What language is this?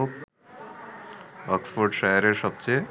Bangla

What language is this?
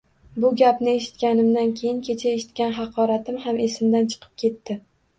Uzbek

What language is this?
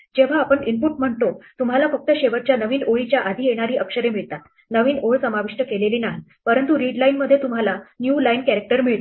Marathi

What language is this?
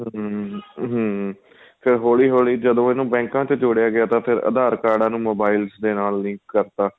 Punjabi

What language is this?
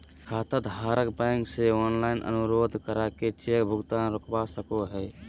Magahi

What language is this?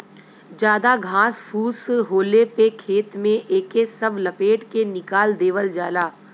Bhojpuri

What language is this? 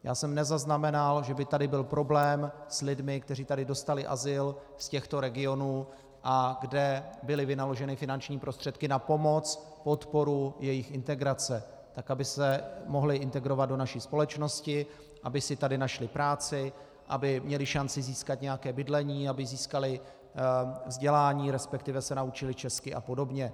Czech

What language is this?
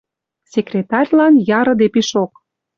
Western Mari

